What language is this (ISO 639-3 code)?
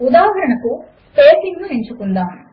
tel